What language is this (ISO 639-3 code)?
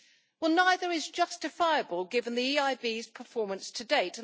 eng